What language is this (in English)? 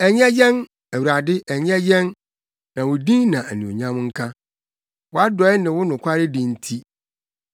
Akan